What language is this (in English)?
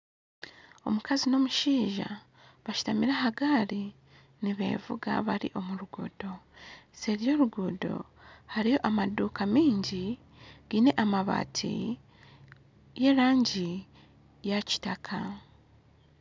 Nyankole